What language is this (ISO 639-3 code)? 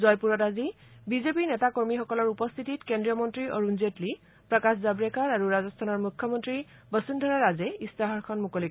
asm